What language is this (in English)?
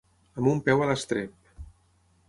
Catalan